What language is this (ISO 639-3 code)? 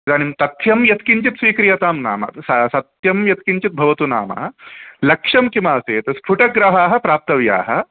san